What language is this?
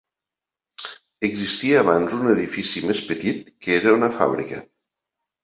Catalan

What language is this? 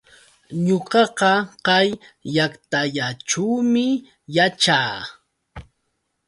Yauyos Quechua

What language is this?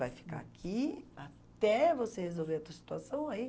Portuguese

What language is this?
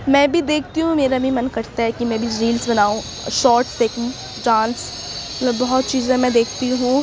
Urdu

